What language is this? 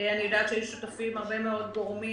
Hebrew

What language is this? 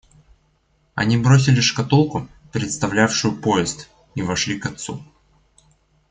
Russian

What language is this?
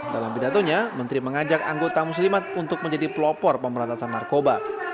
Indonesian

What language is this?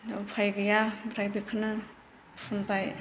Bodo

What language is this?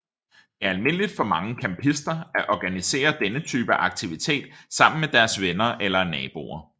Danish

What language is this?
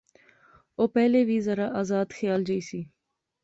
Pahari-Potwari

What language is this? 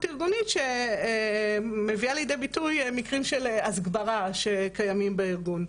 Hebrew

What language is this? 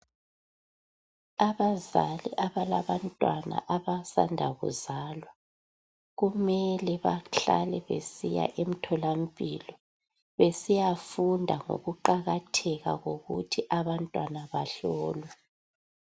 North Ndebele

